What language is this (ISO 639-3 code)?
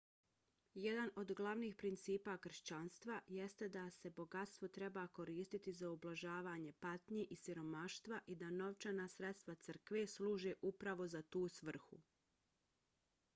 bos